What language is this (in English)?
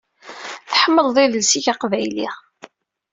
Kabyle